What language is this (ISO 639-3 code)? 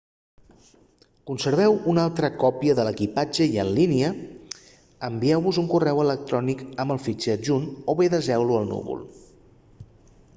cat